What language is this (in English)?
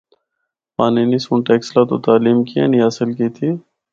Northern Hindko